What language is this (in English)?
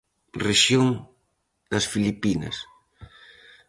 Galician